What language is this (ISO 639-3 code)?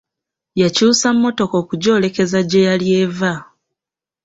lug